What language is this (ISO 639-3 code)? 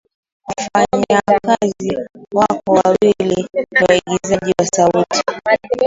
swa